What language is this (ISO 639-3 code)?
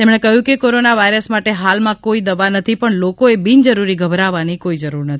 guj